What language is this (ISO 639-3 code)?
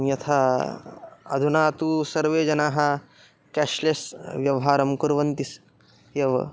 san